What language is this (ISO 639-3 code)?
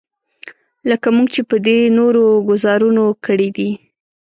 pus